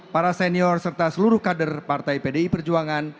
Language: Indonesian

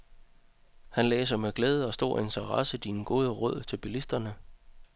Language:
Danish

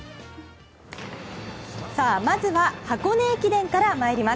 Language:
Japanese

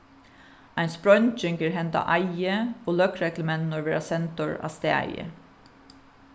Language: Faroese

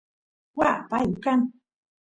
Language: Santiago del Estero Quichua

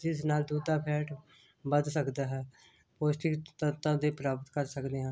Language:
Punjabi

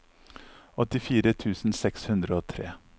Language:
Norwegian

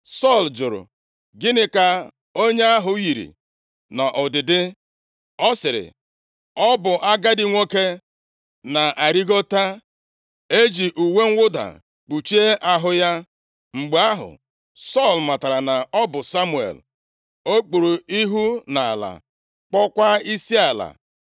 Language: Igbo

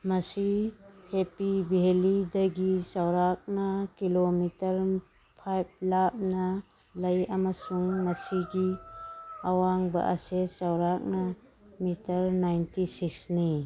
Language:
Manipuri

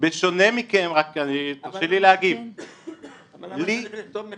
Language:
Hebrew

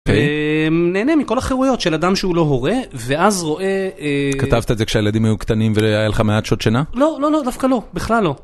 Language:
Hebrew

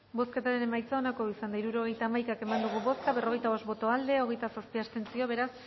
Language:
Basque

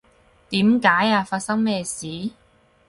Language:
Cantonese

